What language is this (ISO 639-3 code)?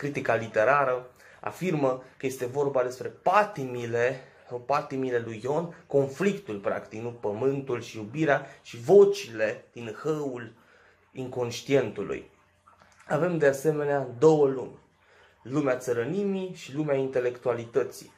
ron